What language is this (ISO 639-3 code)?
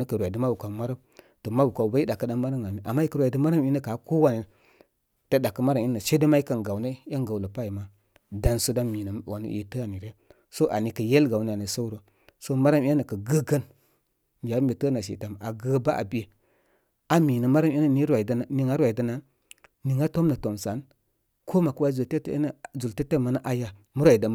kmy